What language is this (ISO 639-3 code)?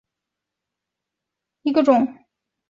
zho